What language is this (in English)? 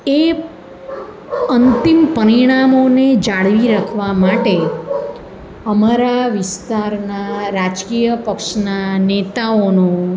Gujarati